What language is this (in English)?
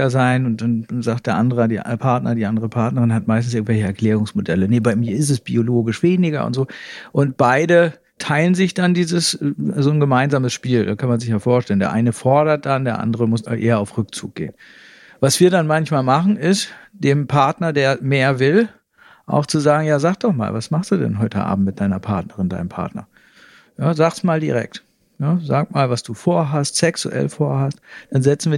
German